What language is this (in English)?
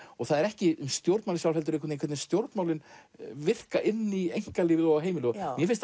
Icelandic